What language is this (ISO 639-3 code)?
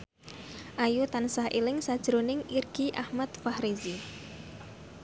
jav